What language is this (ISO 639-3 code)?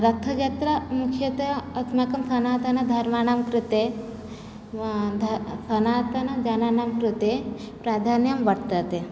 san